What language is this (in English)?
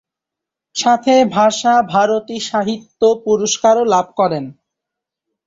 Bangla